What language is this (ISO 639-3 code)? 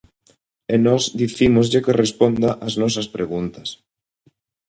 glg